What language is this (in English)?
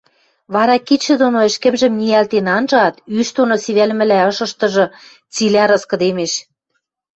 Western Mari